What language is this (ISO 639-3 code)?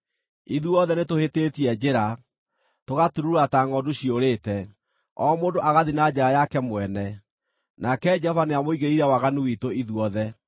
kik